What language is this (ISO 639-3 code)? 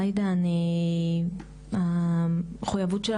heb